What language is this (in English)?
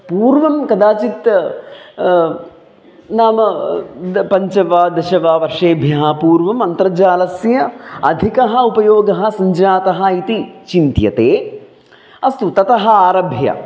Sanskrit